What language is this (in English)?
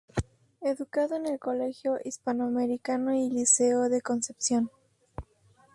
Spanish